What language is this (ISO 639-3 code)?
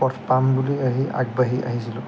asm